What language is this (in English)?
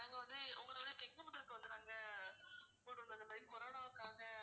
Tamil